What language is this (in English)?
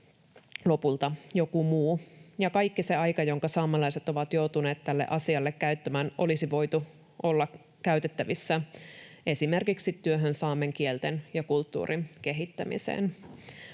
Finnish